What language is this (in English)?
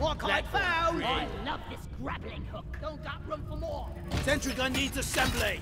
English